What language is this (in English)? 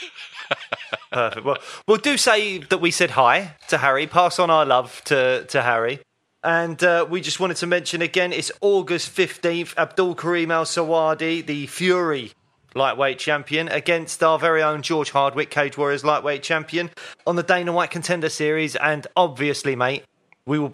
English